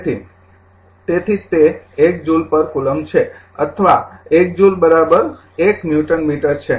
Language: Gujarati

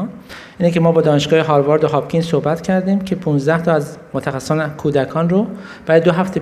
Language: Persian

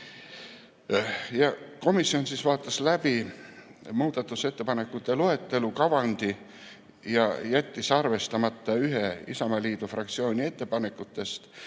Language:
Estonian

